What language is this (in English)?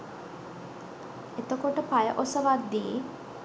Sinhala